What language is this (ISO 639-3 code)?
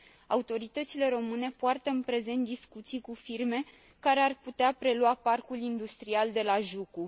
ron